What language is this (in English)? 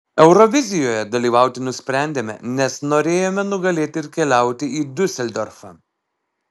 Lithuanian